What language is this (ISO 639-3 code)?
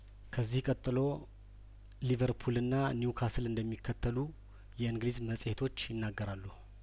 amh